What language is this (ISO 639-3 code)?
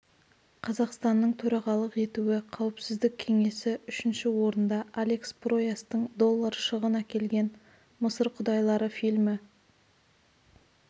kaz